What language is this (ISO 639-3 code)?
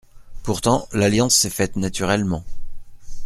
fra